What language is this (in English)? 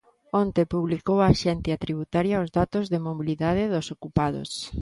Galician